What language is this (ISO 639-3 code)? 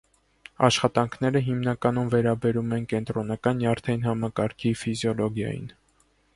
hye